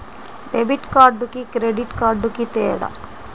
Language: Telugu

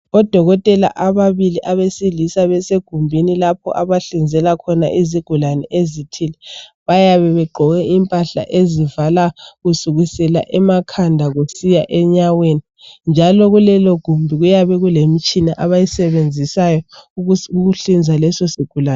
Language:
North Ndebele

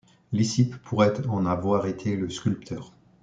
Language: French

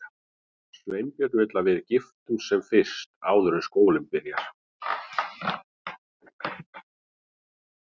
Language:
Icelandic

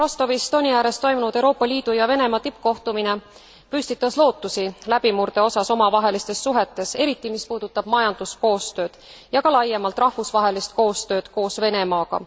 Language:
Estonian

